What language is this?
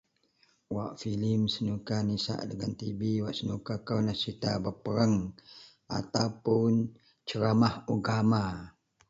Central Melanau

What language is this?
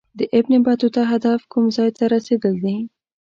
Pashto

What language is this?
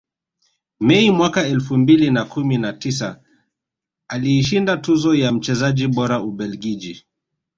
Swahili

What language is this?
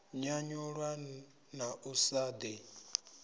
Venda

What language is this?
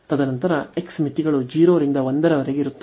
Kannada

